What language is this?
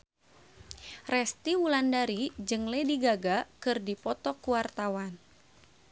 Sundanese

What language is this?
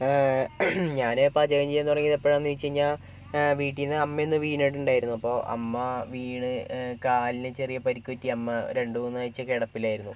Malayalam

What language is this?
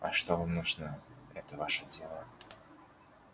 Russian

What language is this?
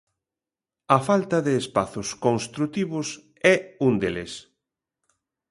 Galician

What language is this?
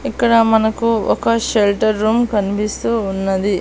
Telugu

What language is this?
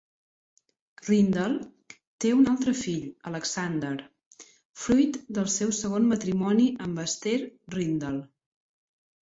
Catalan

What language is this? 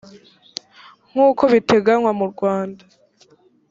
Kinyarwanda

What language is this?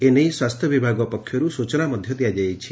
Odia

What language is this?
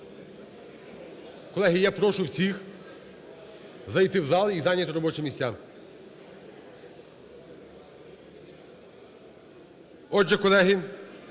Ukrainian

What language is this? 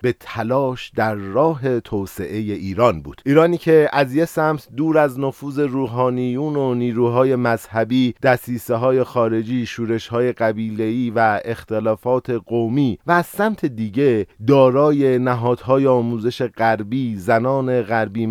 Persian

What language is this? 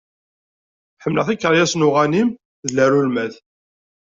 Kabyle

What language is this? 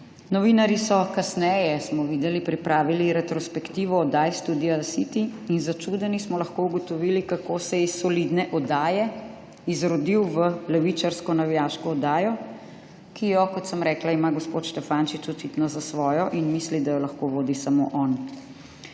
Slovenian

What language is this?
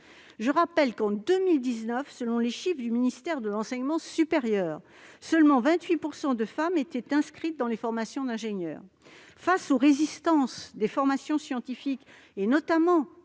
French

